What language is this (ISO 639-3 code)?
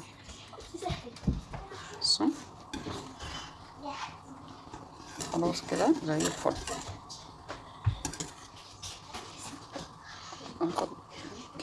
ara